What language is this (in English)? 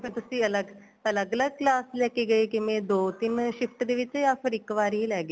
Punjabi